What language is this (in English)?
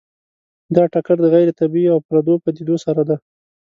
Pashto